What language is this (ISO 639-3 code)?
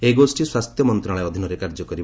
ori